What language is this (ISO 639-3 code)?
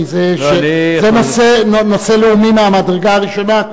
heb